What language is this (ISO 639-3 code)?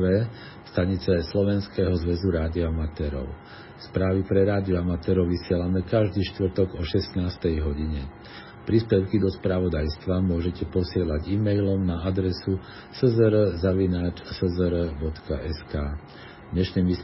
slk